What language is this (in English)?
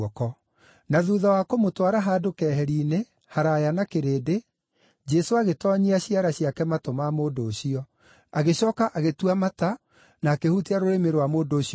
Kikuyu